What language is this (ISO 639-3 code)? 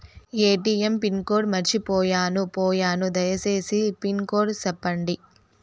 tel